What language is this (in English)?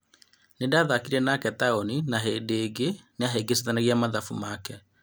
Kikuyu